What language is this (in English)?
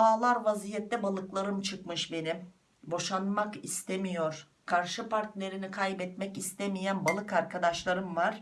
Turkish